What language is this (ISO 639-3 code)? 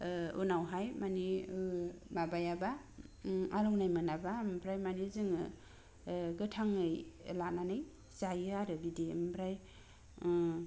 brx